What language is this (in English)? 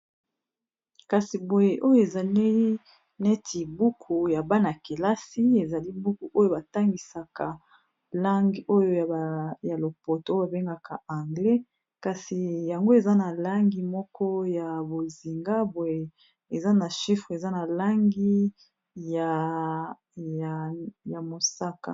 Lingala